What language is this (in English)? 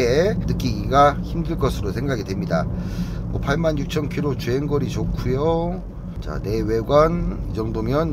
Korean